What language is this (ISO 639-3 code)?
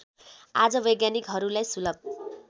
nep